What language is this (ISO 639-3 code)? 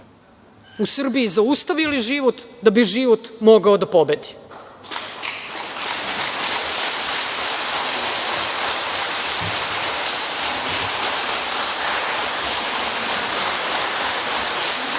srp